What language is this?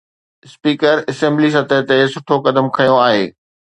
Sindhi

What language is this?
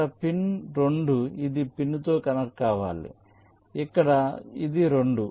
Telugu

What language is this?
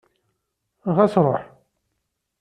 Kabyle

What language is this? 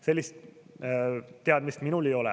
Estonian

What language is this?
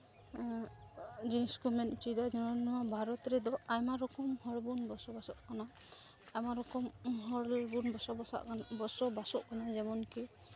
Santali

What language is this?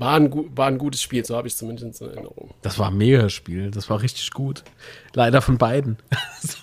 German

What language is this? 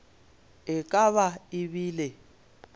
Northern Sotho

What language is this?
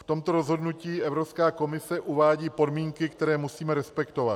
Czech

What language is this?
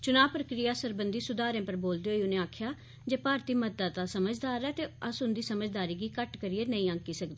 Dogri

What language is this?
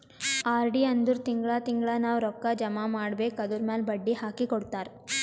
Kannada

